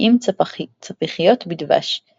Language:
Hebrew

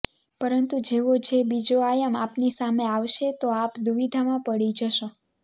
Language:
Gujarati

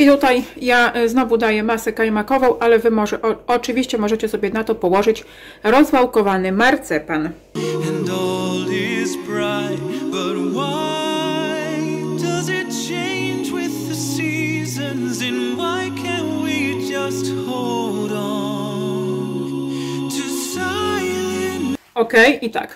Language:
Polish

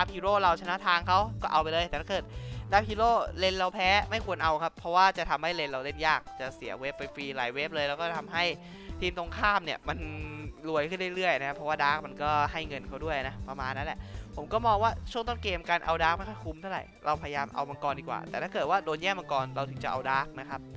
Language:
Thai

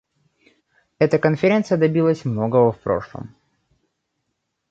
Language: Russian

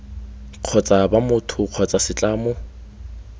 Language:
Tswana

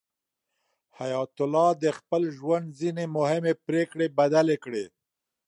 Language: Pashto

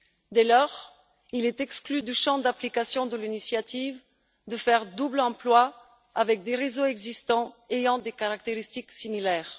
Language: French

